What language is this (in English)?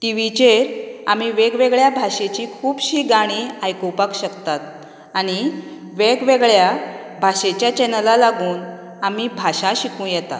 Konkani